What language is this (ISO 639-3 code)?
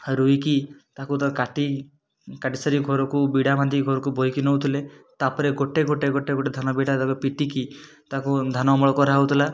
ori